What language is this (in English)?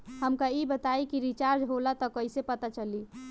Bhojpuri